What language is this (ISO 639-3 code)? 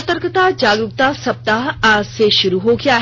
hin